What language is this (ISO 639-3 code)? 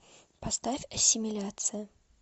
rus